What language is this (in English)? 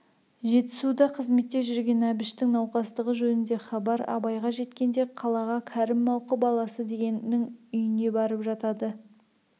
Kazakh